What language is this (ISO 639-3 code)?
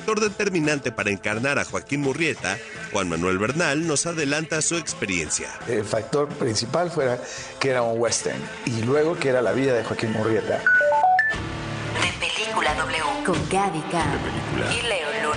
spa